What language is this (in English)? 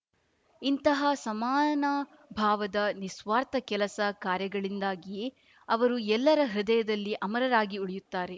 Kannada